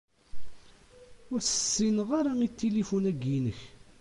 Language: Kabyle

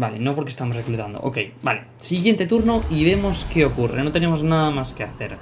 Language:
Spanish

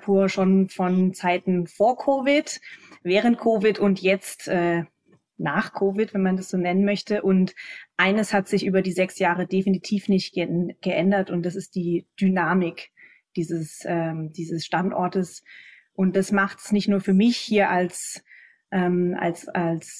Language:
German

